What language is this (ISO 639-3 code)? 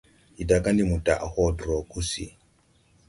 tui